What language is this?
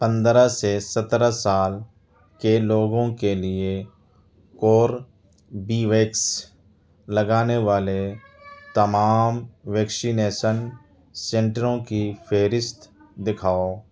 Urdu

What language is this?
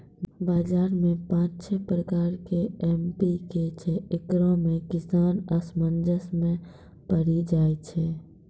Maithili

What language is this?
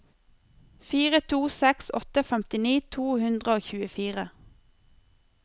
Norwegian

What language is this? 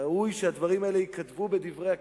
Hebrew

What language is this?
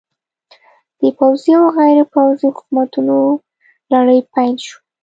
Pashto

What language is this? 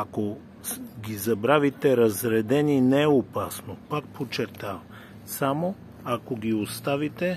Bulgarian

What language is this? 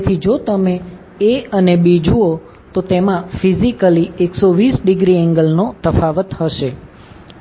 Gujarati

